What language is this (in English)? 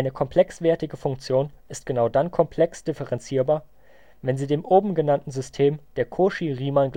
German